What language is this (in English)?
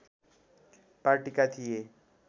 Nepali